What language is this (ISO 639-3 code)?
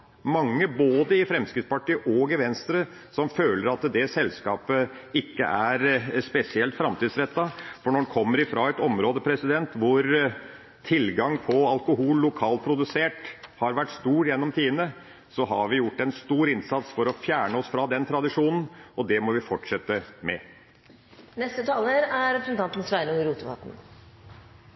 nor